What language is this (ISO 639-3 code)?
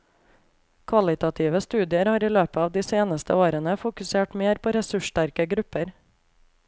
nor